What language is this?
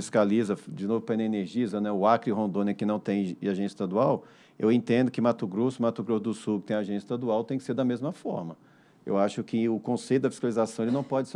Portuguese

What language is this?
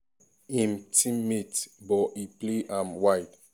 Nigerian Pidgin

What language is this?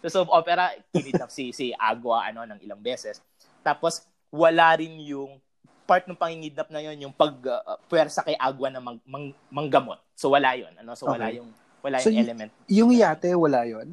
Filipino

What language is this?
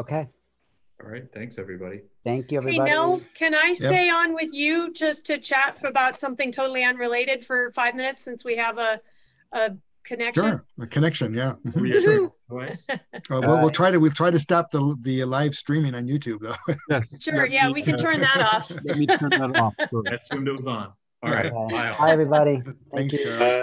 English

